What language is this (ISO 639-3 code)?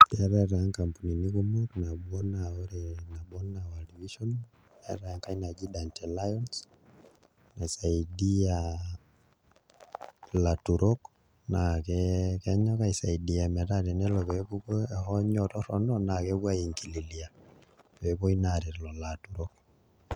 mas